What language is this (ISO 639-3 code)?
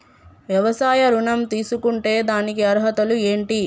tel